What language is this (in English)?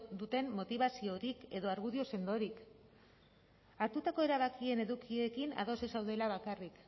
Basque